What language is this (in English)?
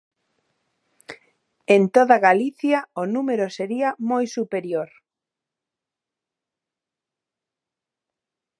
Galician